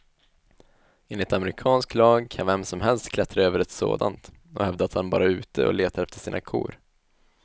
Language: Swedish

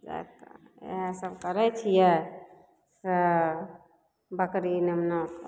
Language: Maithili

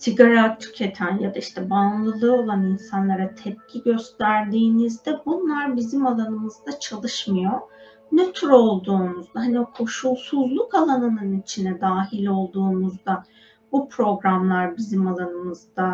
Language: Turkish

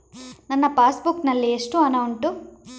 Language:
Kannada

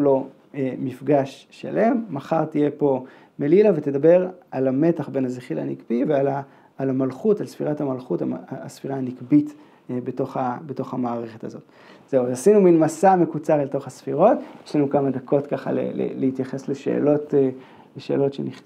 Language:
Hebrew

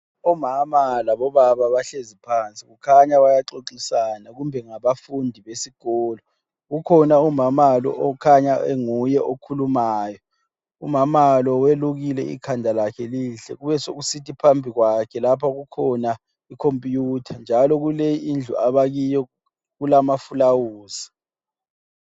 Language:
North Ndebele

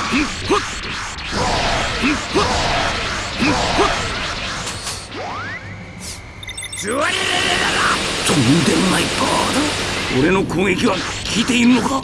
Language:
Japanese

